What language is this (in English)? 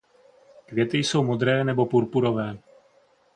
Czech